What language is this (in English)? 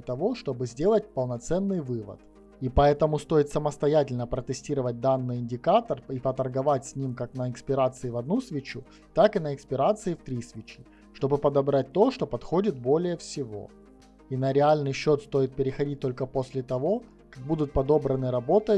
Russian